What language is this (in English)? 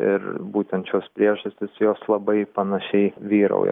Lithuanian